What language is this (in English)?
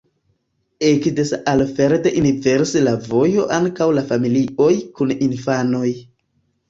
Esperanto